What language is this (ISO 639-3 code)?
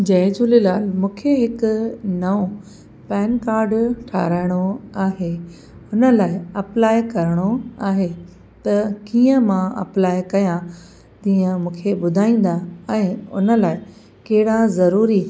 snd